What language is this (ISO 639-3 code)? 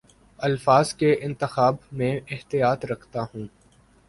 urd